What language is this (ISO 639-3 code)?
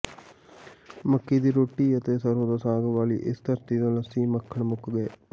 pan